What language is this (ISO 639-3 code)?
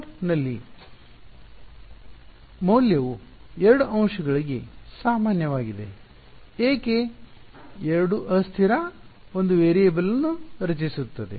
kan